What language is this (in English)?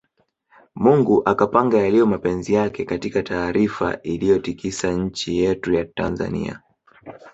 Swahili